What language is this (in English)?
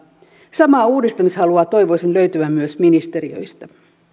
Finnish